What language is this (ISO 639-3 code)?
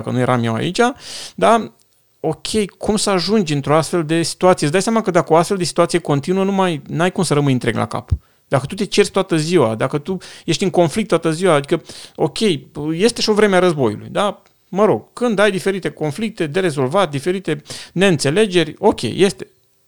ron